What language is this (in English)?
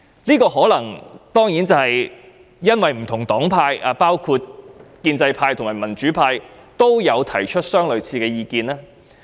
Cantonese